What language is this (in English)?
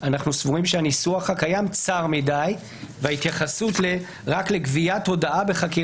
Hebrew